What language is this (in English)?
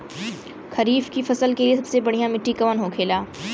Bhojpuri